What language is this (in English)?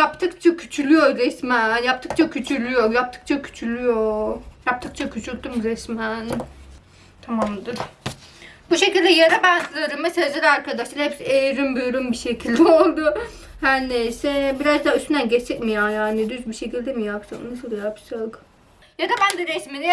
Turkish